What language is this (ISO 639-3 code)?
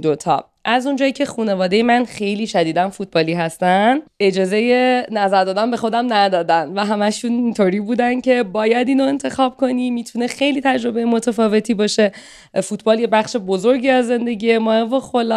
fas